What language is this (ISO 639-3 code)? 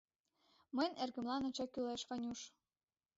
chm